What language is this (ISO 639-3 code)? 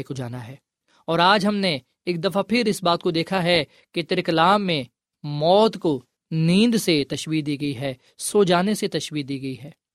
urd